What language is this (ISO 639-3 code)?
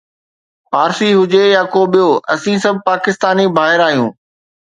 snd